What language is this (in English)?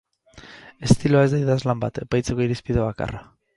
Basque